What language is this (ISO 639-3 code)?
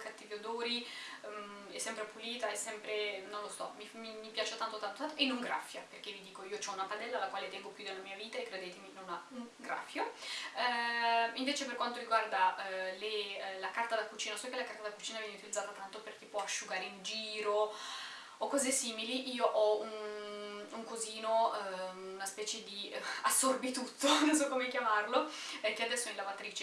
ita